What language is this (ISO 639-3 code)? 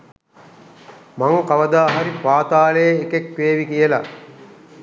sin